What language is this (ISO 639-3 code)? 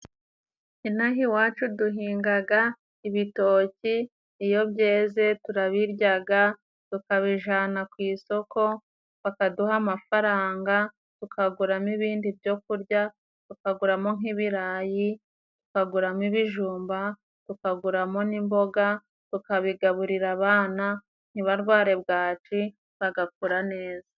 kin